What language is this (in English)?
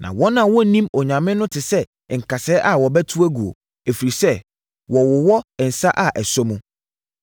Akan